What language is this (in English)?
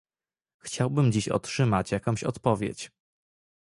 Polish